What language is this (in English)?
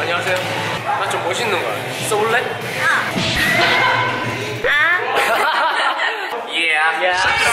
Korean